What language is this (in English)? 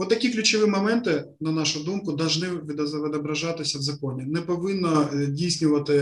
Ukrainian